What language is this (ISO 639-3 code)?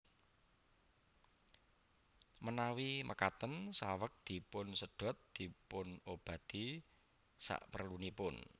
jav